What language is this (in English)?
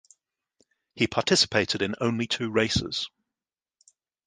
English